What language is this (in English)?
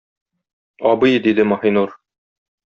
Tatar